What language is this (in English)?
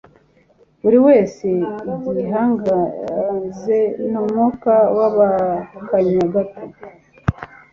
Kinyarwanda